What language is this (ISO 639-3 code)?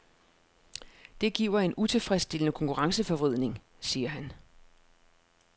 dan